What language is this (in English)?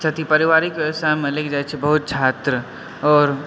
Maithili